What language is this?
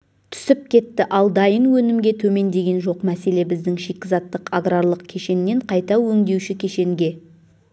Kazakh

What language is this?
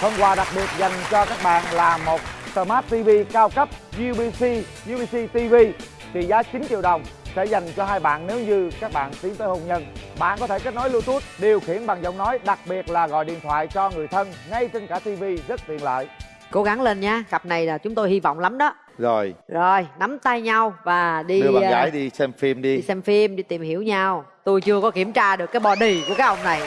Vietnamese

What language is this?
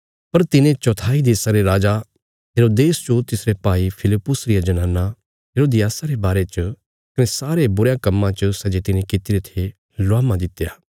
Bilaspuri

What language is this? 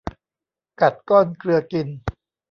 Thai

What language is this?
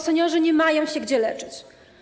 Polish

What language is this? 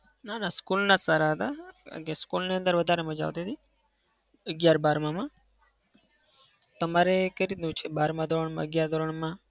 Gujarati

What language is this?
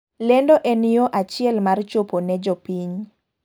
Luo (Kenya and Tanzania)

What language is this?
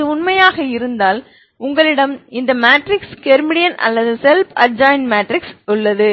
Tamil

